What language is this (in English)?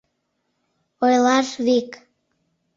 Mari